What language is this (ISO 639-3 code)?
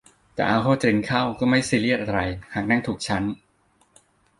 tha